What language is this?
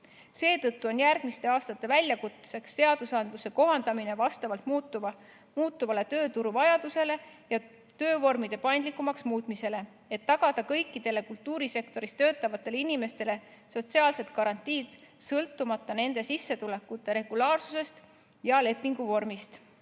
Estonian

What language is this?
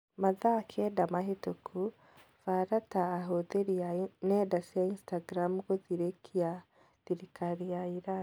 Kikuyu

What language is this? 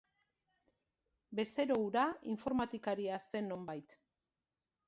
Basque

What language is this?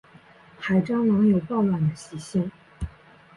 Chinese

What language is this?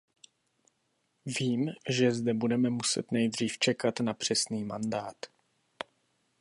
Czech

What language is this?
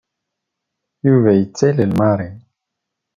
Kabyle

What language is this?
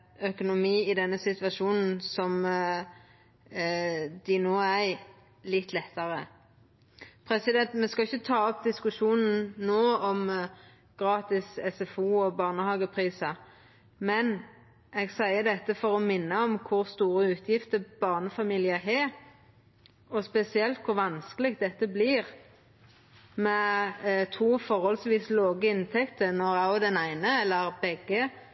Norwegian Nynorsk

